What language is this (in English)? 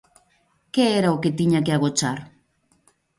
Galician